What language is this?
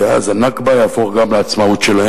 Hebrew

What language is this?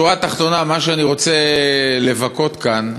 Hebrew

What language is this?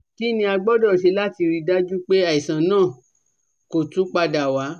Yoruba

